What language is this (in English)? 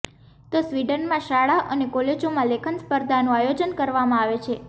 Gujarati